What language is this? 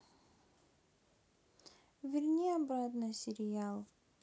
Russian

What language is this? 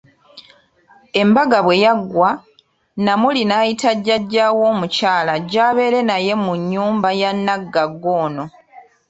Ganda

